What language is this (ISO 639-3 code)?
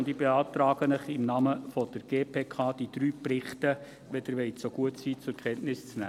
gsw